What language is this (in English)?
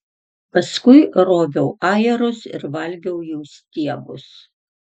Lithuanian